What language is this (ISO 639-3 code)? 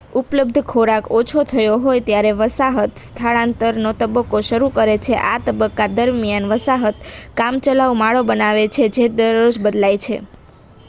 guj